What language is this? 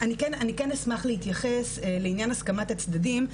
Hebrew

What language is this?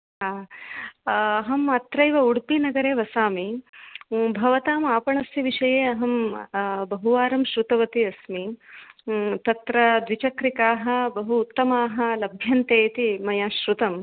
Sanskrit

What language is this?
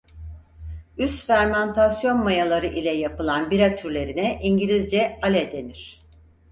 Turkish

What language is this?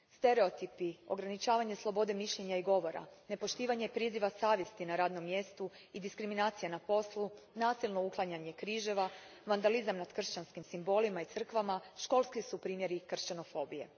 Croatian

